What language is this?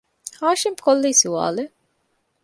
Divehi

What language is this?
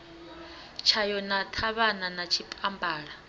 Venda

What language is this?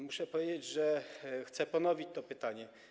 Polish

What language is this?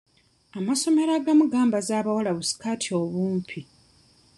Ganda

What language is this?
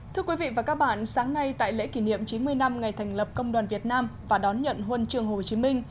Vietnamese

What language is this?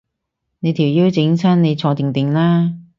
Cantonese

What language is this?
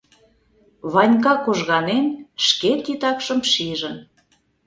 Mari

